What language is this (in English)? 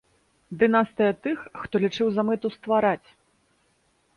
Belarusian